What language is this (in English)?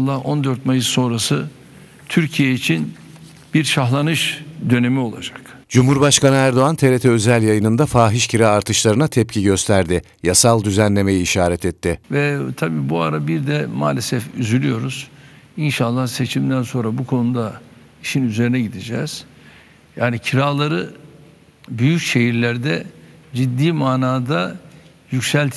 Turkish